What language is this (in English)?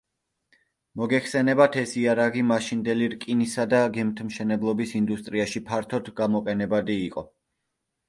Georgian